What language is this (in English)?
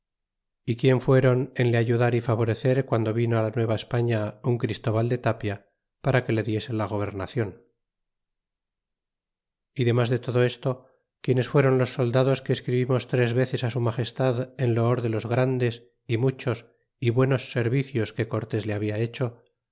Spanish